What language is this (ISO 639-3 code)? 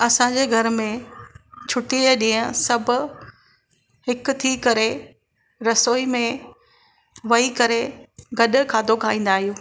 snd